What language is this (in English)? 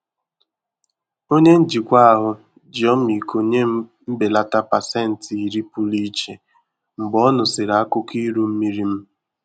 Igbo